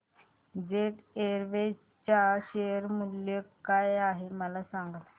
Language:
Marathi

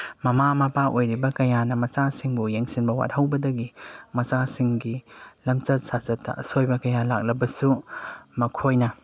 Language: Manipuri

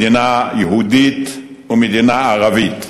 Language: Hebrew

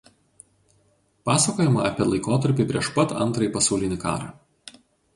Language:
Lithuanian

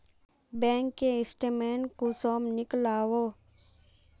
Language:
Magahi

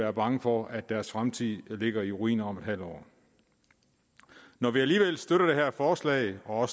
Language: Danish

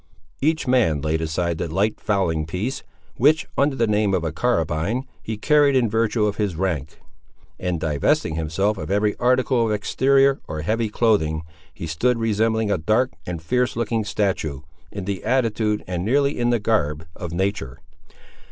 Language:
English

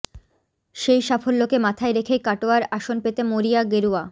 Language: Bangla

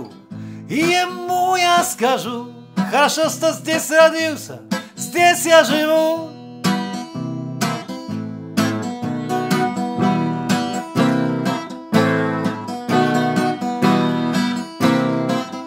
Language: Polish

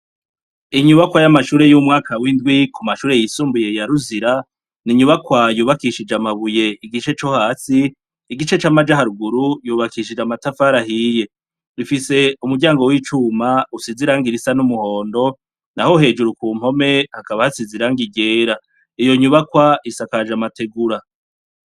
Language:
Rundi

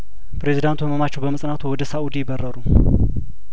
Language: Amharic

